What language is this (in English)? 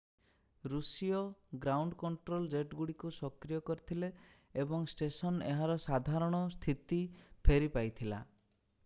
Odia